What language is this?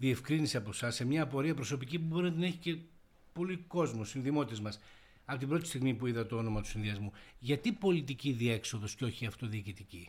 Greek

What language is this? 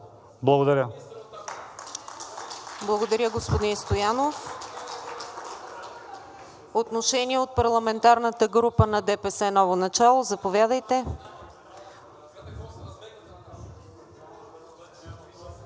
Bulgarian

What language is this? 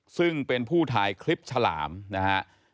Thai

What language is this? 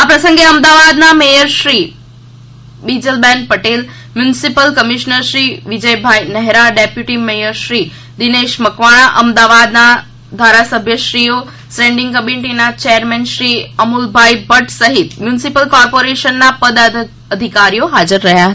Gujarati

